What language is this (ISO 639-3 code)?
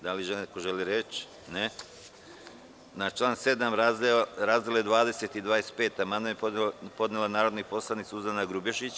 srp